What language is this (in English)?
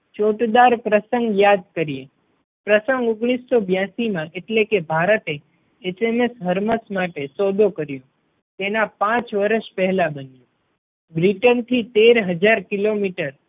Gujarati